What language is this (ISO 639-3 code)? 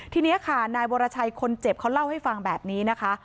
tha